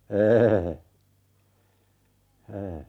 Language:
Finnish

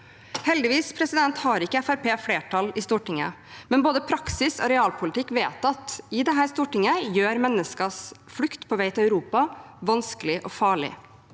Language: Norwegian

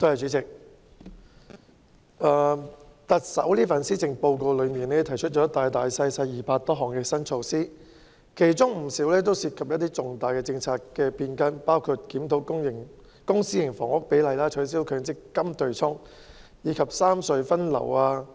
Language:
Cantonese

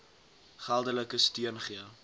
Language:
Afrikaans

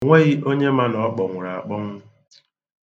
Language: Igbo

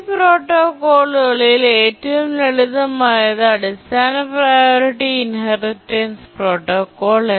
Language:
Malayalam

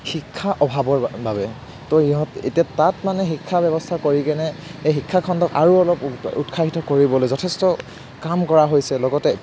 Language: Assamese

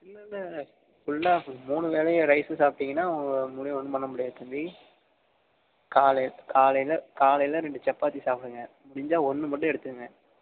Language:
Tamil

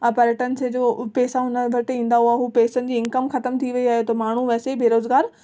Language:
Sindhi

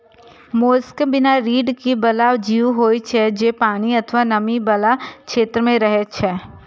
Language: Maithili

